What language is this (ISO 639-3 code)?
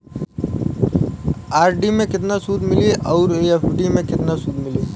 bho